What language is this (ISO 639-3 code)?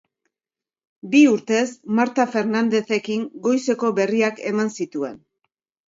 eus